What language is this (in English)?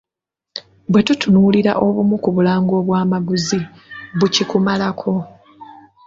Ganda